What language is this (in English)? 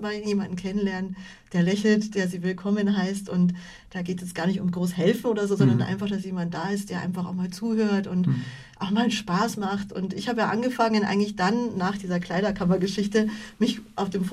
German